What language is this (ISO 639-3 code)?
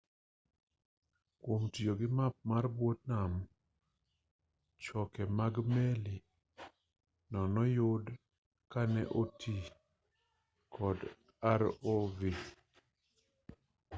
luo